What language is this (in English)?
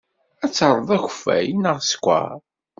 Kabyle